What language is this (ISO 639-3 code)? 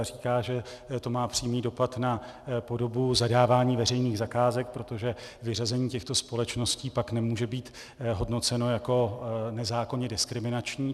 ces